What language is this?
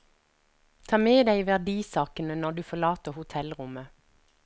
Norwegian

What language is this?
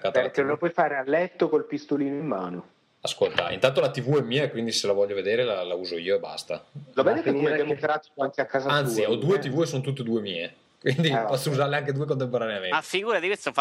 Italian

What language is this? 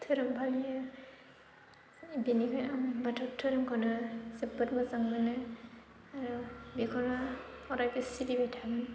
Bodo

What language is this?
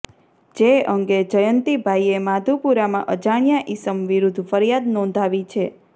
Gujarati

